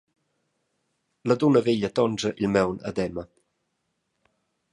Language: Romansh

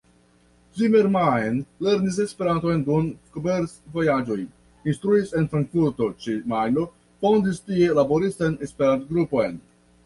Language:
Esperanto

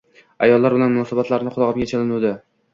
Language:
Uzbek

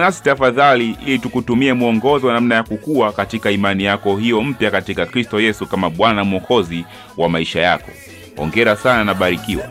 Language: Swahili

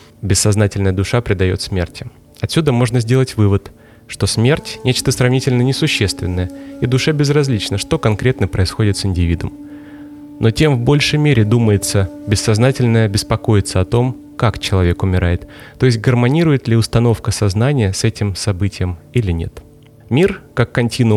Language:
Russian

